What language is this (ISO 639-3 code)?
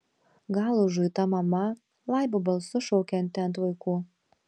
lit